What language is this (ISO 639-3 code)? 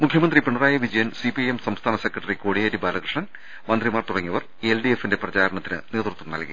mal